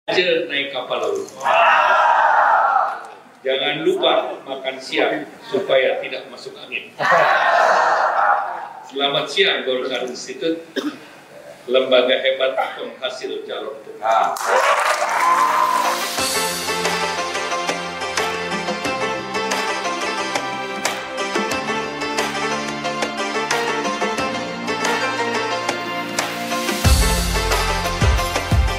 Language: Indonesian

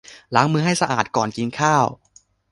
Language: Thai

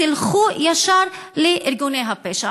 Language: Hebrew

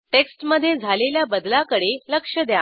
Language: Marathi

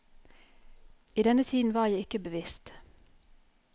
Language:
Norwegian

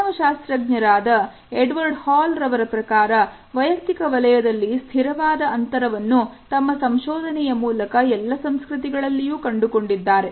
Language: Kannada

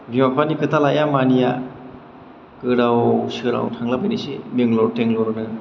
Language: Bodo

